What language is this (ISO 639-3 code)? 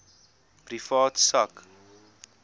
afr